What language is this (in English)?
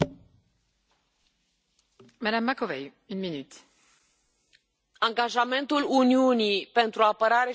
Romanian